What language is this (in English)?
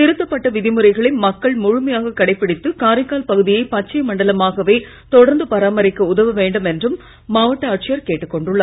Tamil